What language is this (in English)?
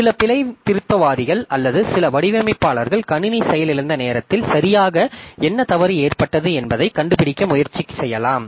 Tamil